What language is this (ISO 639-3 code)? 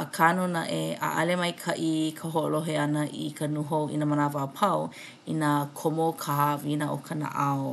haw